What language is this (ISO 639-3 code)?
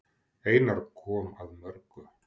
isl